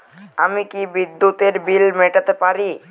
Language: Bangla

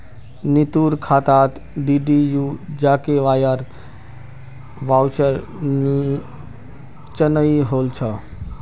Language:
Magahi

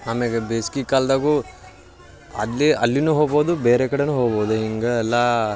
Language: Kannada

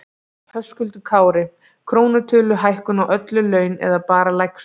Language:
Icelandic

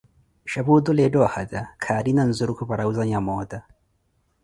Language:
Koti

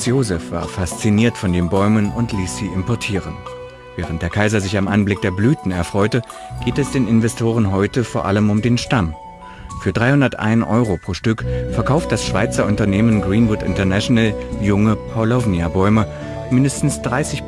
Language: German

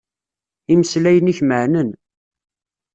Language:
Kabyle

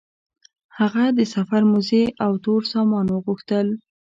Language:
Pashto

